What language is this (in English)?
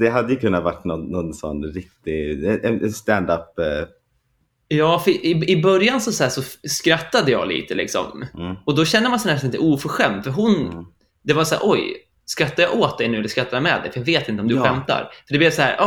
Swedish